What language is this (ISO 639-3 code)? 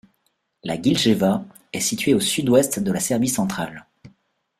fra